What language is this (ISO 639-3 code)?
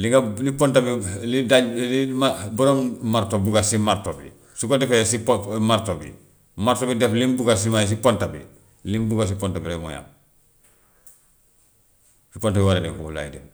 wof